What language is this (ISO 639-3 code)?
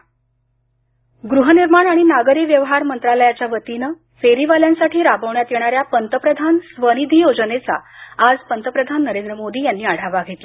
mar